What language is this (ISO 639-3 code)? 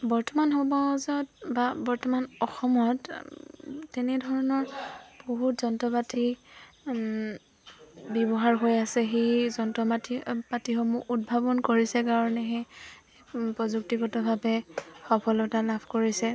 asm